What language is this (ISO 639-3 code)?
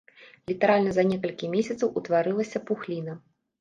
bel